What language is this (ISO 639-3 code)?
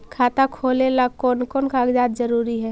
mag